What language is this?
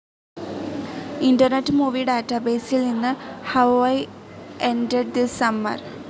Malayalam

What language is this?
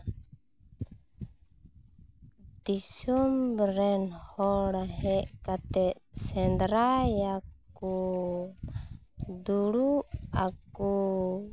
Santali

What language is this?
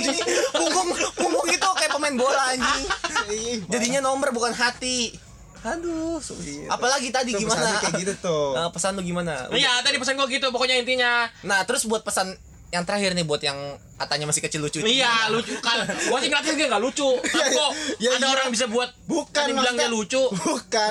Indonesian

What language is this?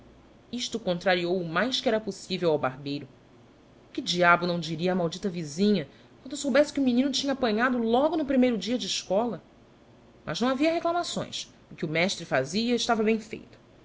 Portuguese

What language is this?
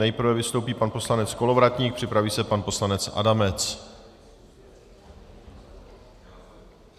Czech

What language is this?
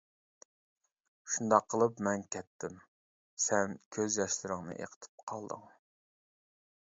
Uyghur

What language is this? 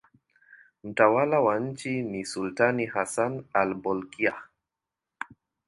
Swahili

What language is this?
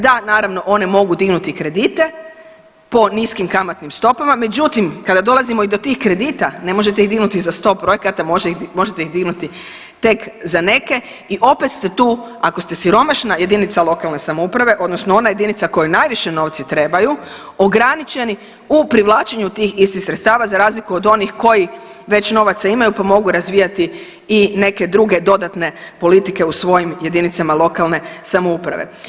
Croatian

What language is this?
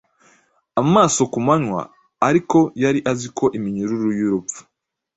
Kinyarwanda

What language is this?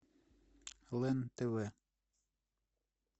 Russian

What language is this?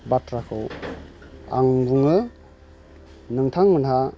Bodo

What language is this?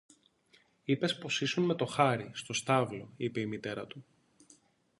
Greek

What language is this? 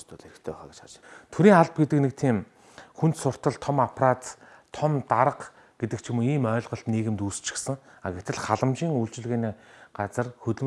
Korean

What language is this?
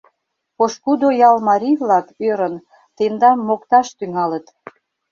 Mari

